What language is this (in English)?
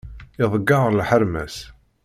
Kabyle